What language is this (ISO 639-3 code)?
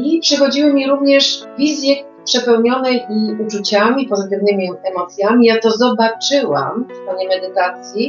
pol